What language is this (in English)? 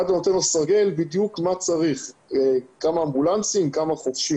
Hebrew